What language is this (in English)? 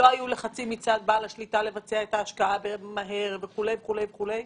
Hebrew